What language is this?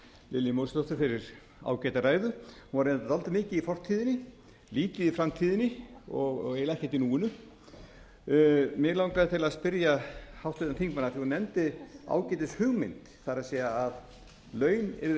Icelandic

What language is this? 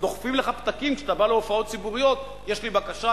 Hebrew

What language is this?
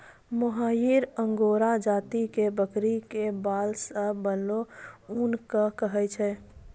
Maithili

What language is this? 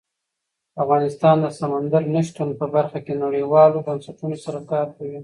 Pashto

